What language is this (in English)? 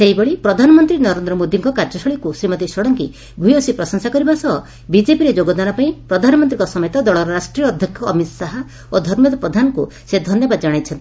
Odia